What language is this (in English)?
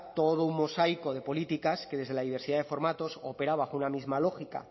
Spanish